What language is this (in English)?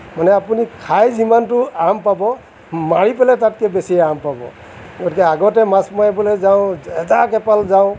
Assamese